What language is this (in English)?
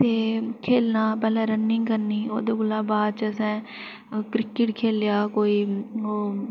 Dogri